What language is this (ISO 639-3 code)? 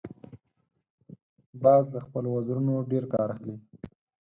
pus